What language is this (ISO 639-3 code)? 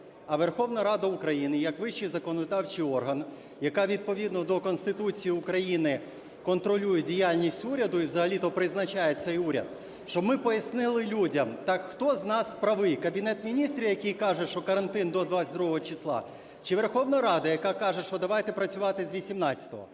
ukr